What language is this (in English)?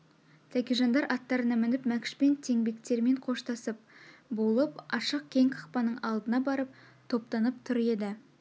Kazakh